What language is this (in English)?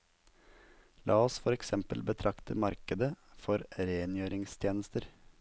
Norwegian